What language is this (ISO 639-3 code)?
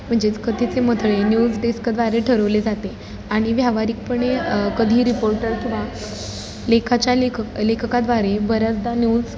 mar